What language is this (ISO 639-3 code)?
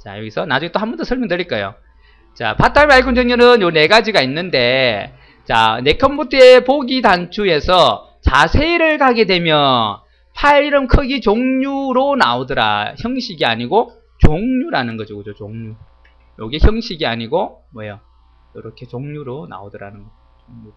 kor